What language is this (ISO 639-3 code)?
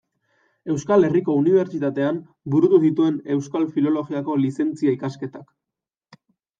eus